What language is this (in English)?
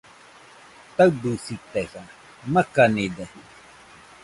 Nüpode Huitoto